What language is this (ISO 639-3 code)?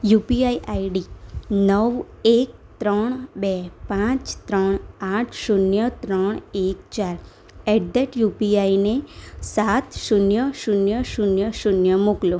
guj